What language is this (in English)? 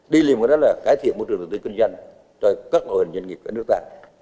Vietnamese